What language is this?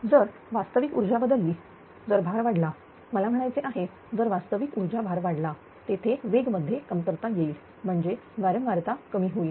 Marathi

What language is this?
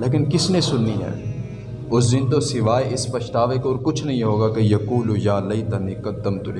Urdu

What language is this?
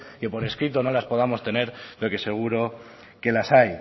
Spanish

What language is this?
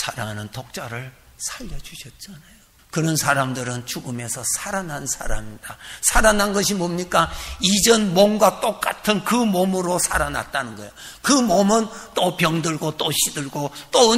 Korean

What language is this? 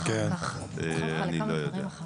Hebrew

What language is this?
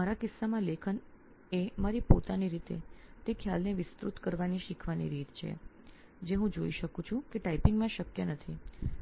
Gujarati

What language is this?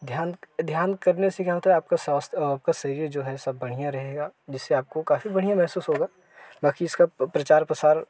Hindi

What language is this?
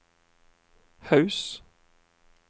Norwegian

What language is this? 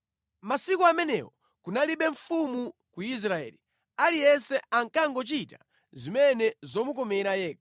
Nyanja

